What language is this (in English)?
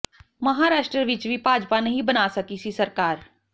Punjabi